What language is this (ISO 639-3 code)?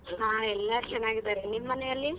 kan